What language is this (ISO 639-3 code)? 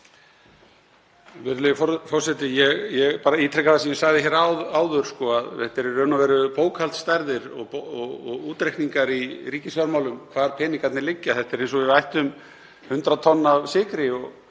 isl